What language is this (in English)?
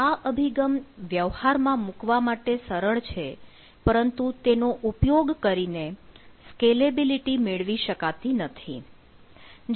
Gujarati